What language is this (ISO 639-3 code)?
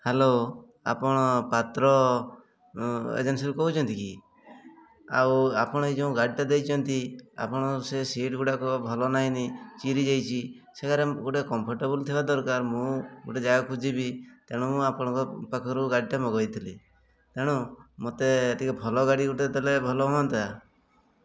ori